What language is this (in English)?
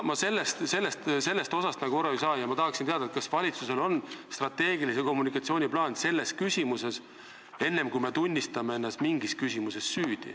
Estonian